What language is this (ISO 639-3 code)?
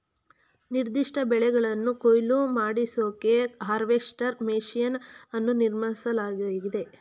kan